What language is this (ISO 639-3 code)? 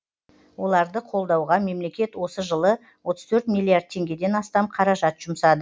kaz